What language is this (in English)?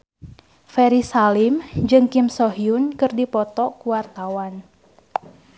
Sundanese